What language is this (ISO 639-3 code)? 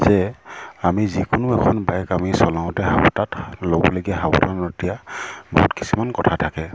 asm